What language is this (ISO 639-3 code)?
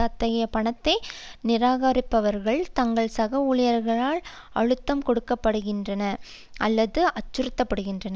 tam